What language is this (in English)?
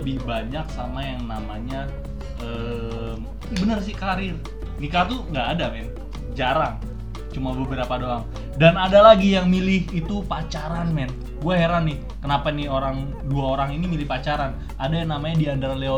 Indonesian